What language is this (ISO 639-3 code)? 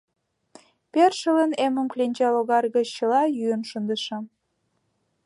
chm